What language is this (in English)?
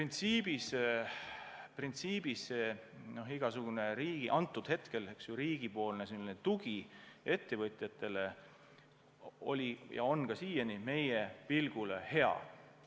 Estonian